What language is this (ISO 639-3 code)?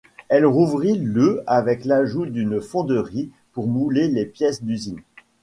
fra